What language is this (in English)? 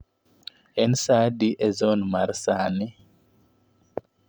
Luo (Kenya and Tanzania)